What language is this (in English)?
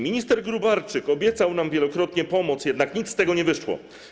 Polish